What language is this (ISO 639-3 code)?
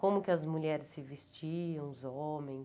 por